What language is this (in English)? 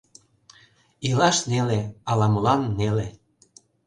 Mari